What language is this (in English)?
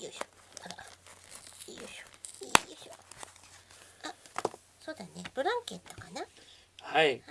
Japanese